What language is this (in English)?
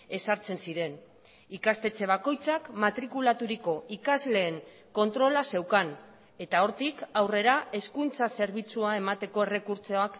Basque